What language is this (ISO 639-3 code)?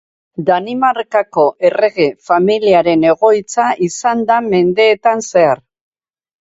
eus